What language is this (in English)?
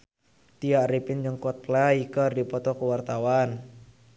Sundanese